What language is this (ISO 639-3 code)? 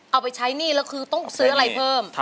tha